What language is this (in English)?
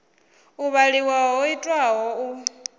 Venda